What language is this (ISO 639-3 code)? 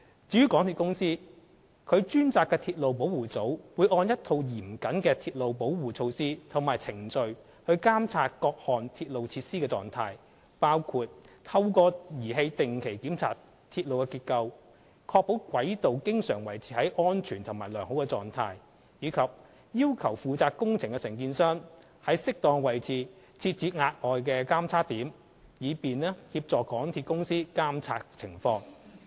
yue